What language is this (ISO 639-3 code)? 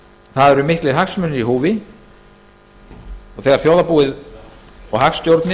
isl